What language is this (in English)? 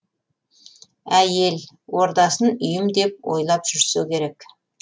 Kazakh